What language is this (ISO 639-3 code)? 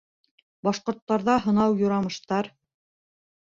bak